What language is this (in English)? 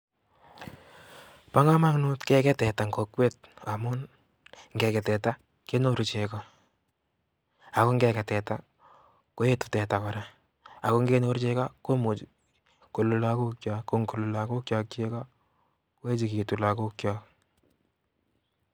Kalenjin